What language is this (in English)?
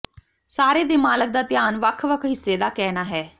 Punjabi